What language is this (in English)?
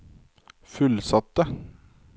Norwegian